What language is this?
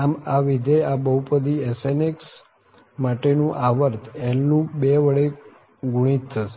Gujarati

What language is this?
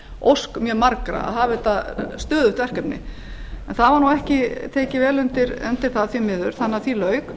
Icelandic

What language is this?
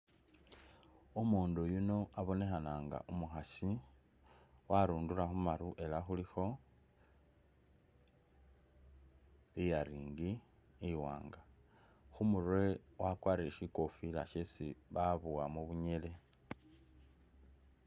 Masaaba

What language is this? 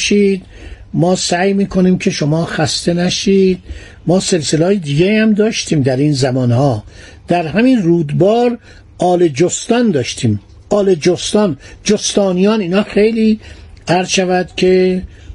Persian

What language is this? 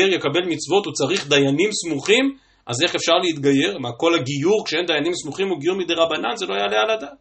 Hebrew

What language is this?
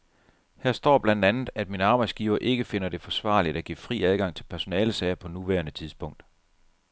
Danish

